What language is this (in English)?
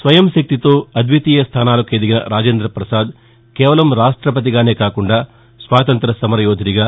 Telugu